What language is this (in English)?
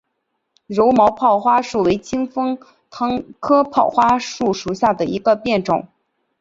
Chinese